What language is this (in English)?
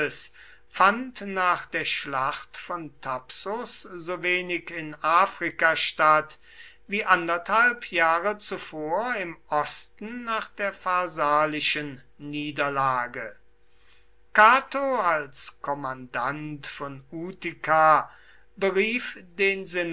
German